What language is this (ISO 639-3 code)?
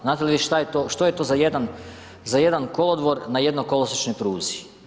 hrv